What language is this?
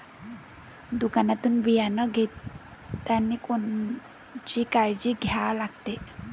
Marathi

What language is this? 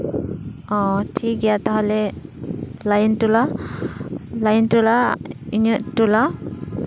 Santali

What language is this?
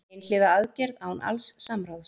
Icelandic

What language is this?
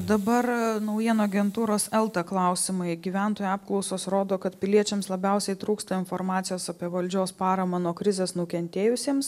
Lithuanian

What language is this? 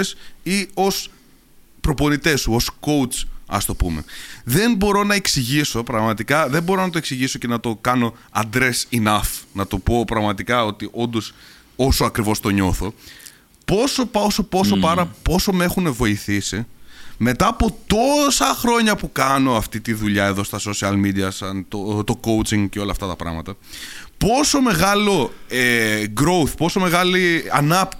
Greek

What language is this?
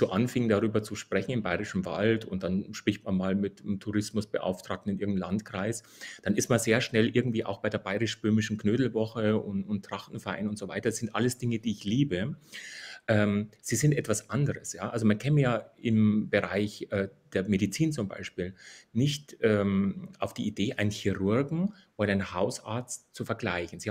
German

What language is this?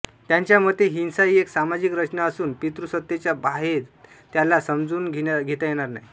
Marathi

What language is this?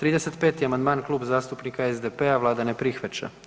Croatian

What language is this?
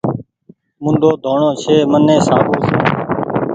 Goaria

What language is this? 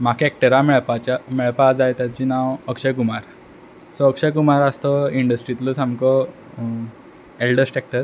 Konkani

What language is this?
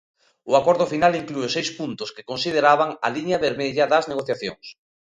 Galician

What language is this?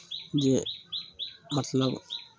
Maithili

